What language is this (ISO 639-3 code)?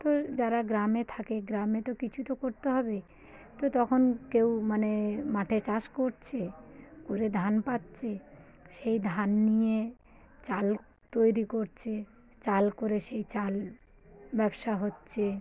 ben